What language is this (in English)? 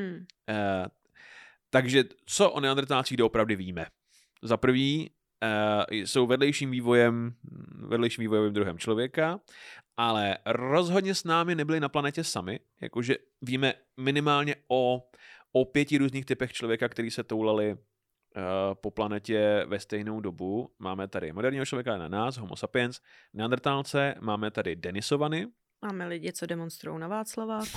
Czech